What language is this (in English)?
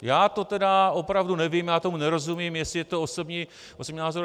Czech